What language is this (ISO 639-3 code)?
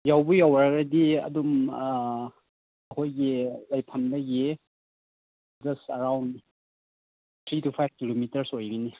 mni